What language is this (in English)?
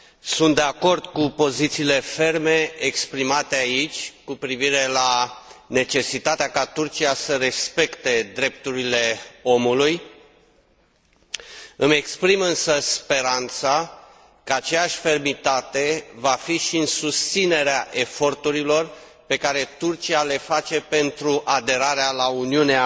Romanian